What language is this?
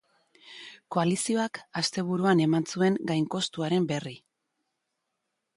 Basque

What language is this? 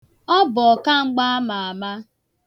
Igbo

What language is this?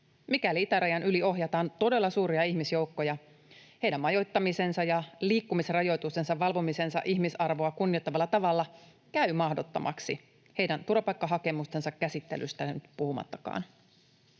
Finnish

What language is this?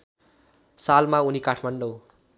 Nepali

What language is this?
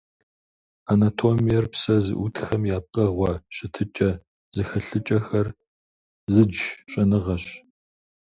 Kabardian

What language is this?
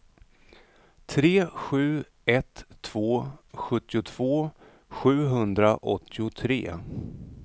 Swedish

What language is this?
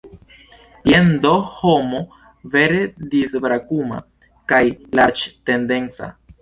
Esperanto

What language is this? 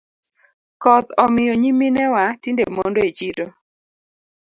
Luo (Kenya and Tanzania)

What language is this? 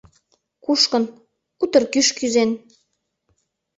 Mari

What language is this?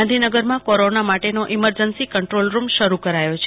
Gujarati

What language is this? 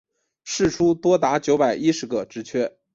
Chinese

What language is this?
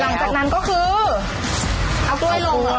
Thai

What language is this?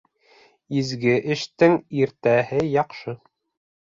Bashkir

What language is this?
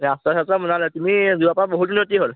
Assamese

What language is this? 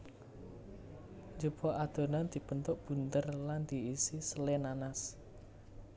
Javanese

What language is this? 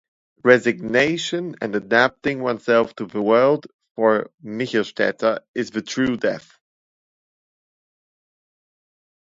English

